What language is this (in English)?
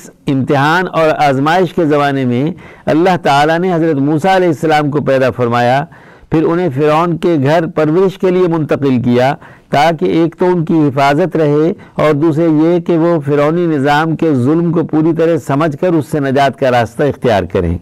Urdu